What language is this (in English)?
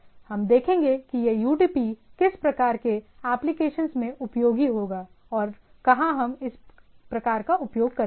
Hindi